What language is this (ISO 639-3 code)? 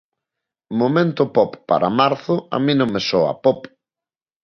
glg